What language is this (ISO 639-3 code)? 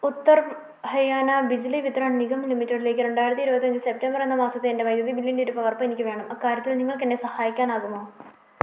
mal